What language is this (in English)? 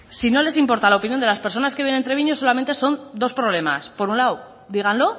Spanish